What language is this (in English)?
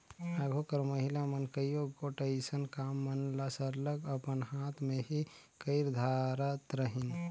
Chhattisgarhi